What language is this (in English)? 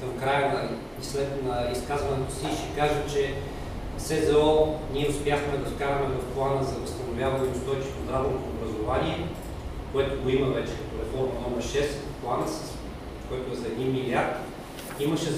Bulgarian